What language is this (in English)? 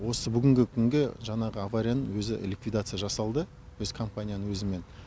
Kazakh